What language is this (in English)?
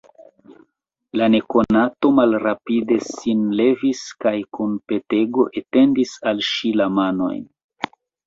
Esperanto